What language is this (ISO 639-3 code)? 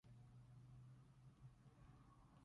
yue